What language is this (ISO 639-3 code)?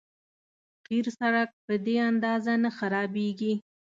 pus